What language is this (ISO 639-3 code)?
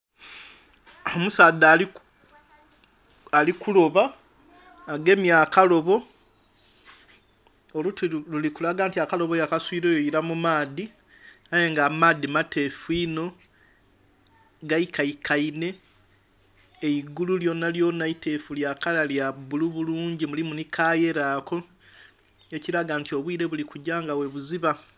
xog